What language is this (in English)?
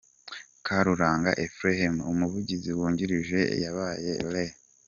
Kinyarwanda